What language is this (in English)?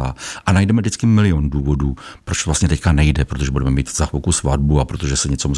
Czech